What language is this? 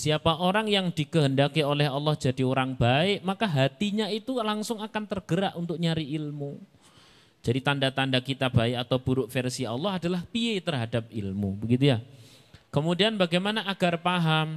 Indonesian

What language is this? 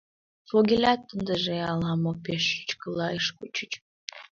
Mari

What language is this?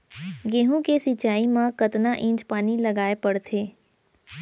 Chhattisgarhi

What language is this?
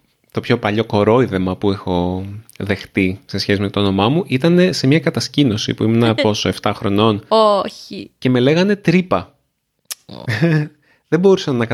Greek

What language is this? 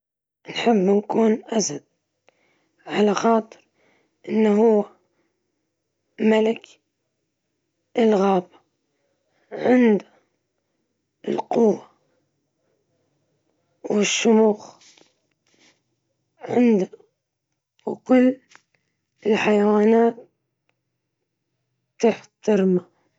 Libyan Arabic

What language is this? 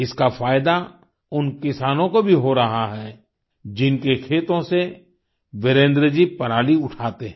Hindi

